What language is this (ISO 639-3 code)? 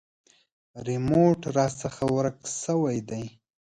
pus